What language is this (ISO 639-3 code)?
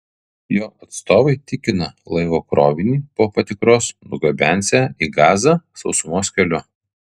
lit